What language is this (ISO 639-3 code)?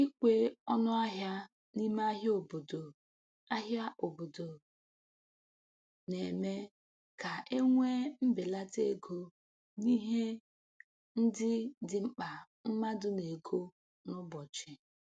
ibo